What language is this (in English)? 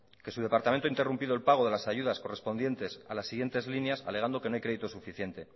Spanish